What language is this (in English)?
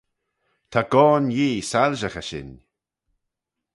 Manx